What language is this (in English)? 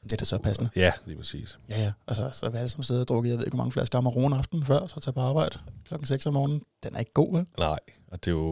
Danish